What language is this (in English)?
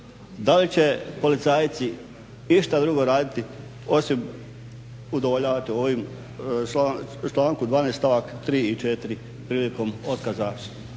Croatian